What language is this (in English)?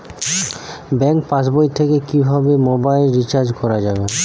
Bangla